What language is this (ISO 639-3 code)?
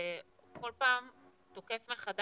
heb